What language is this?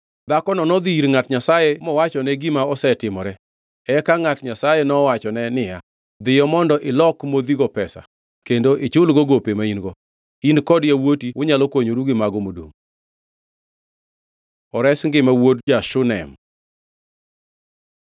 Luo (Kenya and Tanzania)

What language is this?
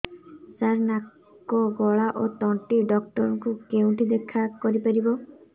Odia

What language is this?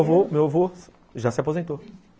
Portuguese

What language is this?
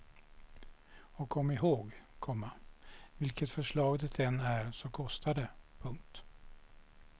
Swedish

